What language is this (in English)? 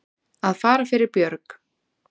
Icelandic